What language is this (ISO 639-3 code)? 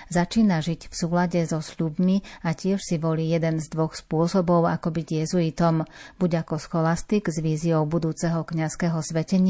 slk